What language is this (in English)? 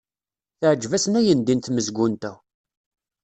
Kabyle